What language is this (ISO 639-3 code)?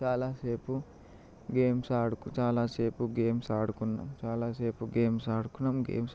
tel